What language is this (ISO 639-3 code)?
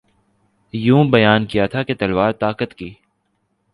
urd